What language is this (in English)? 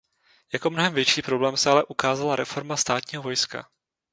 Czech